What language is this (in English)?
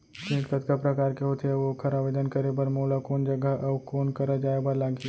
Chhattisgarhi